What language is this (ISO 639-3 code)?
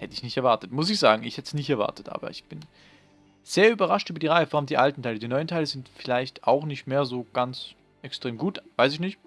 deu